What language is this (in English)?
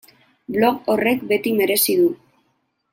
Basque